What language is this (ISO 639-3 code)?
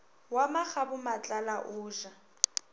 nso